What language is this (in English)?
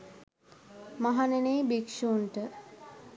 Sinhala